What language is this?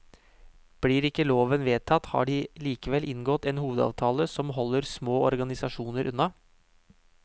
Norwegian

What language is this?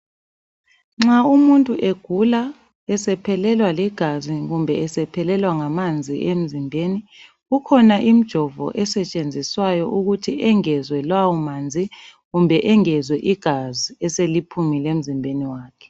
North Ndebele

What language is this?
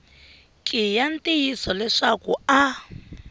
Tsonga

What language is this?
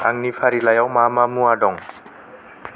Bodo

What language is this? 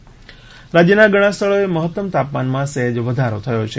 Gujarati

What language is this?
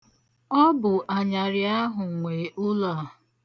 Igbo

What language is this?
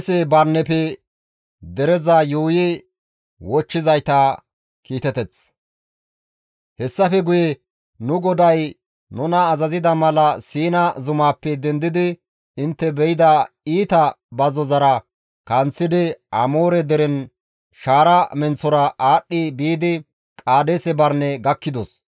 Gamo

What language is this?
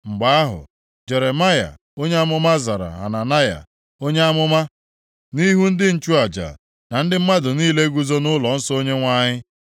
Igbo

